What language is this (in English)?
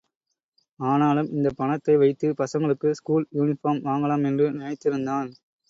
Tamil